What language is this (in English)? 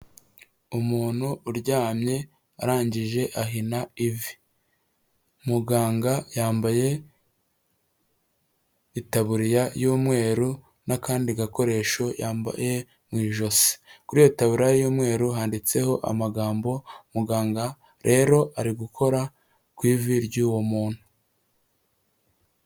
Kinyarwanda